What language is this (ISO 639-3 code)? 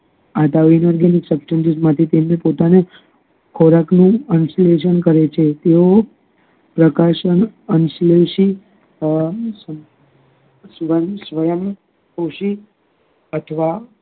guj